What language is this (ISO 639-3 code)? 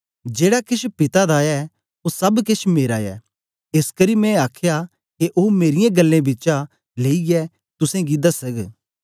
doi